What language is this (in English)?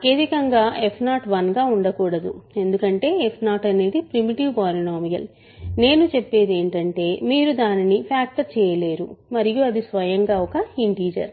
Telugu